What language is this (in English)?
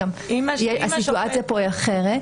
Hebrew